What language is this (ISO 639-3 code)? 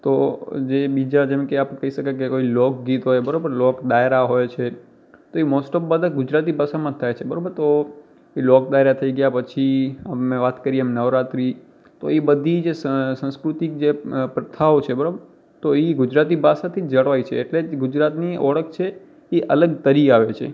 guj